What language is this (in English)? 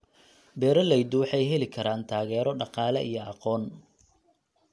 Somali